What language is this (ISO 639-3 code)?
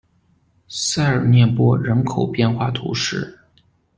zho